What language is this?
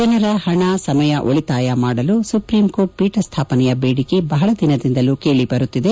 Kannada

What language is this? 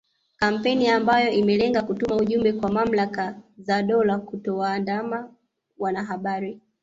Swahili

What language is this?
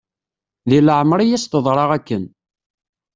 Kabyle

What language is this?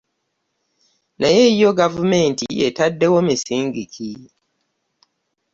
Ganda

